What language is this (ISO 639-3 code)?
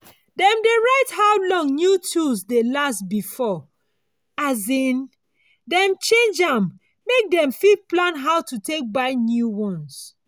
pcm